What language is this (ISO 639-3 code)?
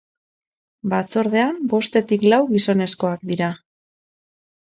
eus